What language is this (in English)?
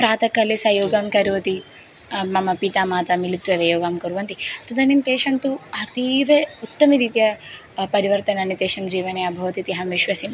Sanskrit